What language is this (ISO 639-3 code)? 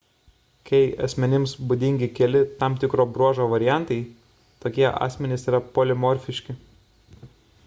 lit